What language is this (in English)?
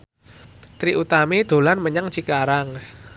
Javanese